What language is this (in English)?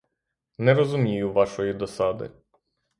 Ukrainian